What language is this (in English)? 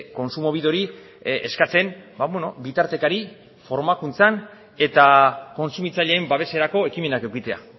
Basque